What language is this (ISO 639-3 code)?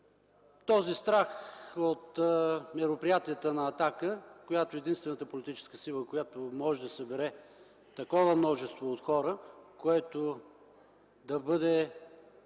bul